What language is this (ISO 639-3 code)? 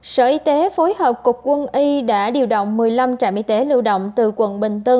vie